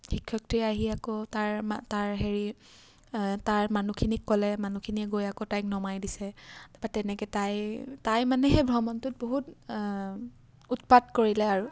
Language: Assamese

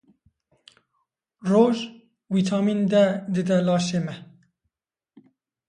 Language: Kurdish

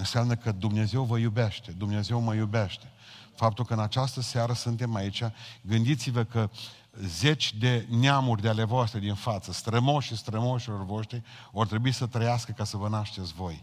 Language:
Romanian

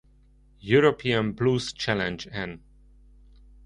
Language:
Hungarian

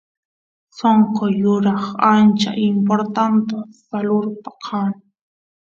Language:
Santiago del Estero Quichua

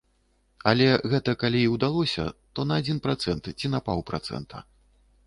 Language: Belarusian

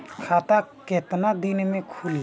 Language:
Bhojpuri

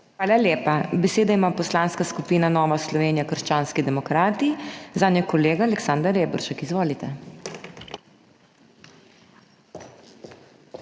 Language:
Slovenian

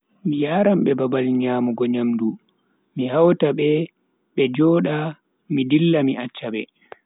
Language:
Bagirmi Fulfulde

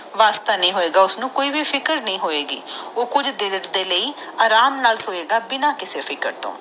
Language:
Punjabi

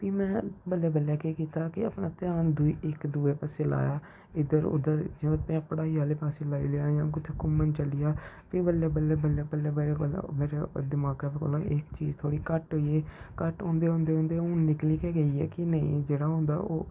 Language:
Dogri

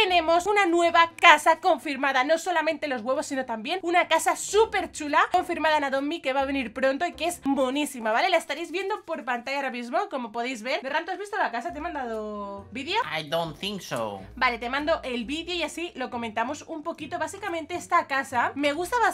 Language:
Spanish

